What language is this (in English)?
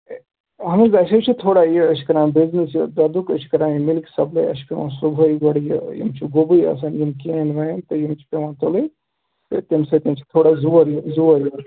Kashmiri